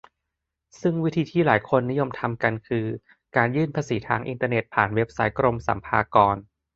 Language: Thai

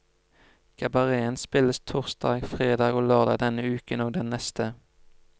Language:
Norwegian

